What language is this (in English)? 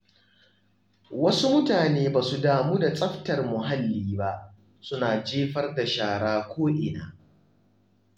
Hausa